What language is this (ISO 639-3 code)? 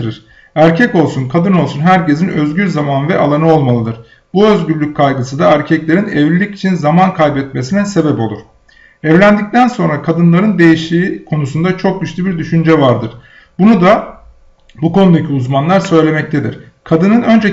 tur